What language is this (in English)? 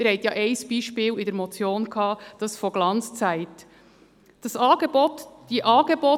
Swiss German